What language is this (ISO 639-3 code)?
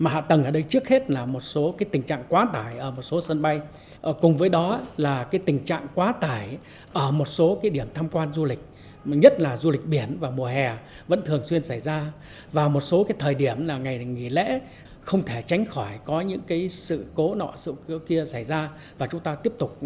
vie